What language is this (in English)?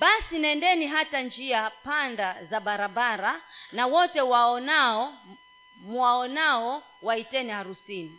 Swahili